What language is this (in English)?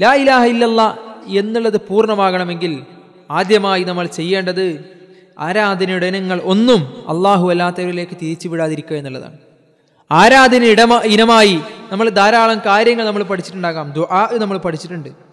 Malayalam